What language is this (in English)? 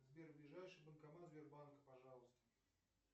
Russian